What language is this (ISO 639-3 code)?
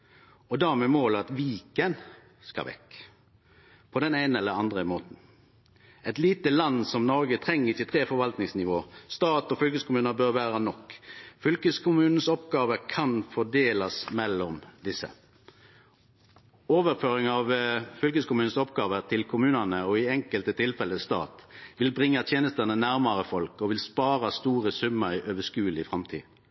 nno